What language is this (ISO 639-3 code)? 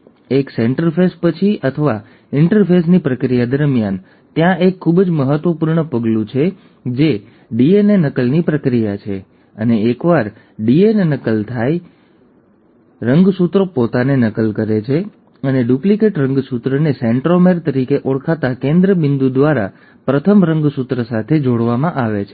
guj